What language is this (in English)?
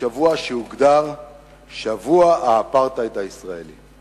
Hebrew